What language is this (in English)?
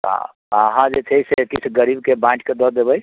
Maithili